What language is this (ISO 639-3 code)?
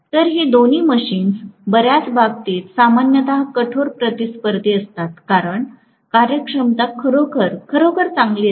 mar